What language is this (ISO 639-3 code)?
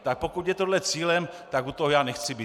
ces